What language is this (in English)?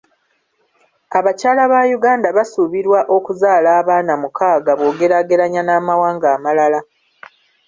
Ganda